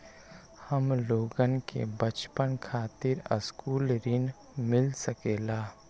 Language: Magahi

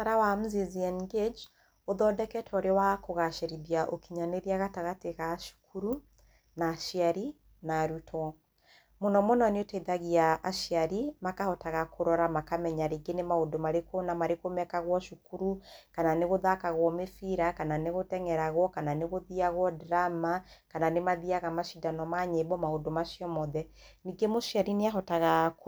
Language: Kikuyu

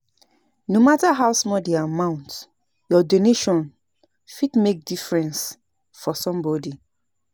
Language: Nigerian Pidgin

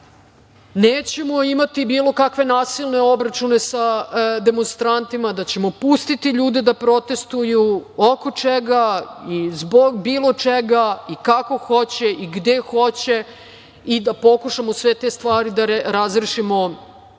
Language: Serbian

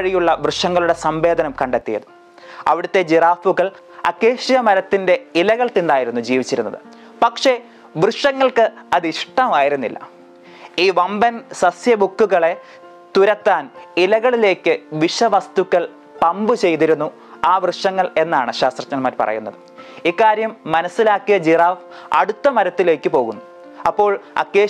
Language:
Malayalam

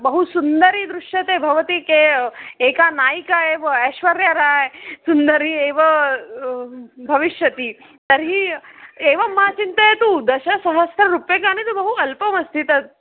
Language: Sanskrit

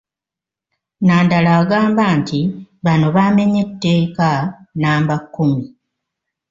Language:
Ganda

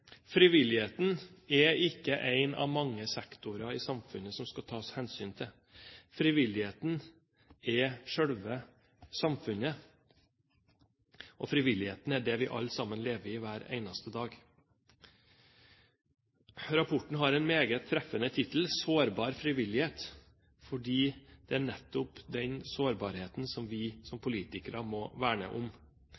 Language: Norwegian Bokmål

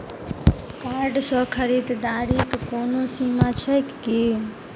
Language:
Maithili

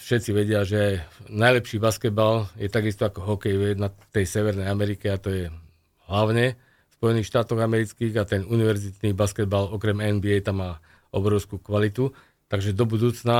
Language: Slovak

